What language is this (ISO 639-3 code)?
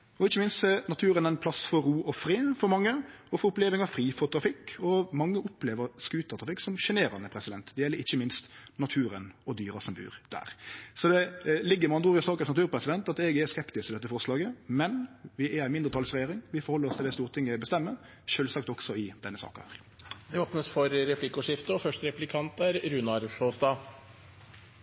nor